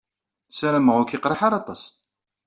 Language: Kabyle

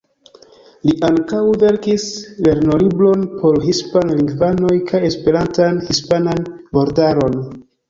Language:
Esperanto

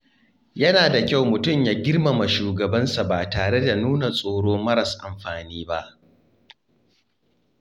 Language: Hausa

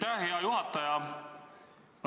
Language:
Estonian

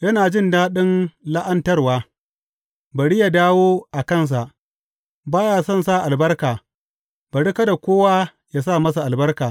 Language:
Hausa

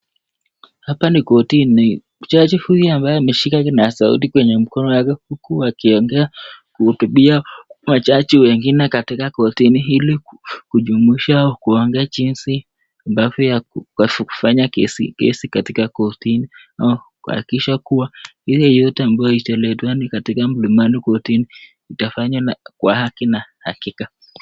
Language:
Swahili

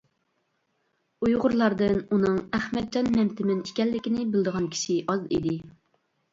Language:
Uyghur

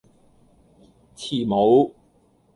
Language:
Cantonese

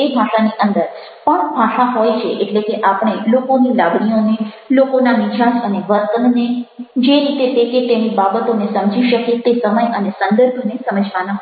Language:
Gujarati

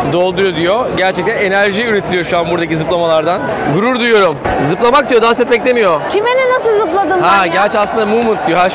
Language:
Turkish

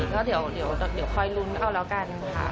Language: Thai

